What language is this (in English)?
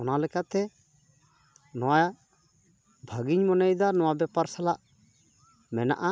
Santali